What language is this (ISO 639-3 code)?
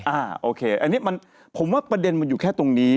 tha